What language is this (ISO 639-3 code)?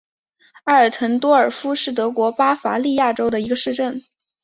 zho